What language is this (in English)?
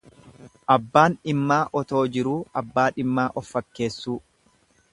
Oromo